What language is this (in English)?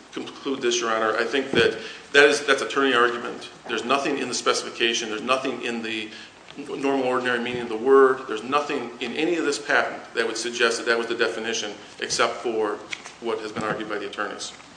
English